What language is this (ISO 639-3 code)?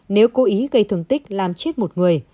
vie